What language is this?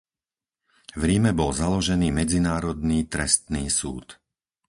Slovak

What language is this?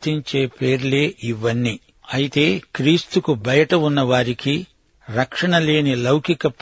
Telugu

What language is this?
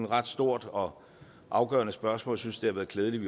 Danish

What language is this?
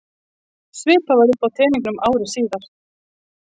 Icelandic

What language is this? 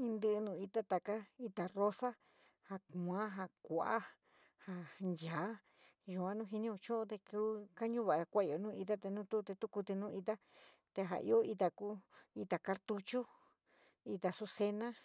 San Miguel El Grande Mixtec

